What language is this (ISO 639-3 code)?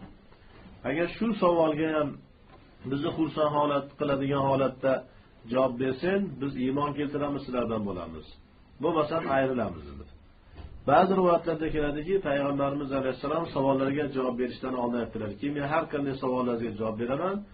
tur